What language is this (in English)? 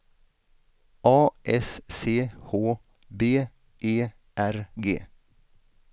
Swedish